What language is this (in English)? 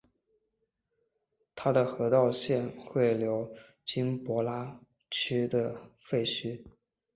Chinese